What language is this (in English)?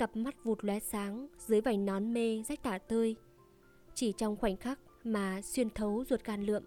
Vietnamese